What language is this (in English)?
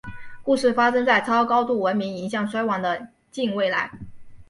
Chinese